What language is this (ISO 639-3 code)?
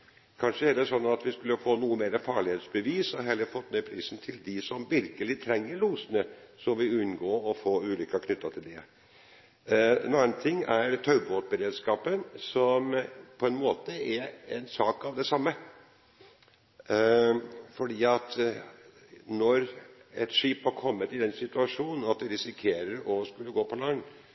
nob